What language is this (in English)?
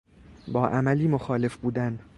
Persian